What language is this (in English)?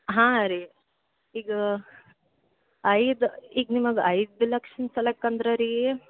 Kannada